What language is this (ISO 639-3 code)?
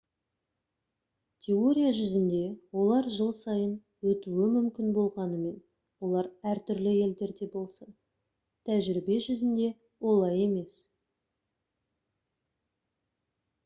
kaz